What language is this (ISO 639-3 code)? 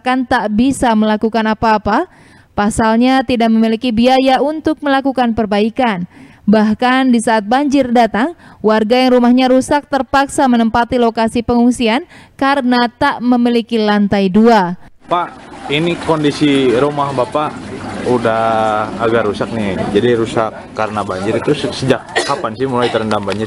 ind